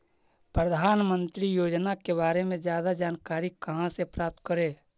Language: Magahi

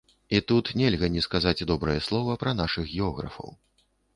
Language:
Belarusian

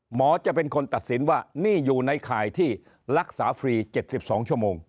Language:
Thai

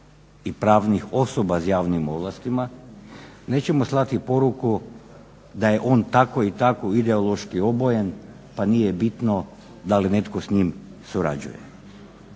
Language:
Croatian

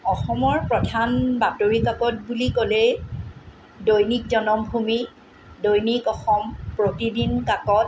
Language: Assamese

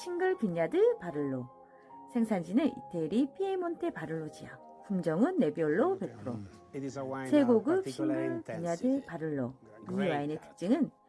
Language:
Korean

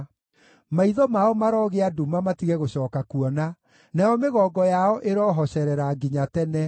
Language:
Kikuyu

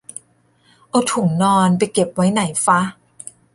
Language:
Thai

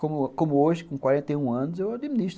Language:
Portuguese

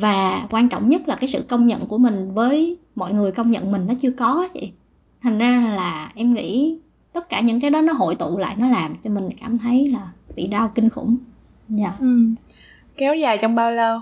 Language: Vietnamese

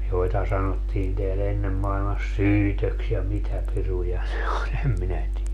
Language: Finnish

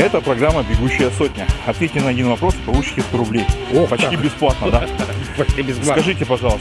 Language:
Russian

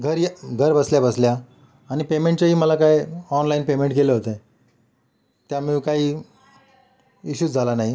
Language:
Marathi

